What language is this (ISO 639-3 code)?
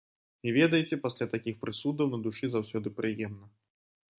bel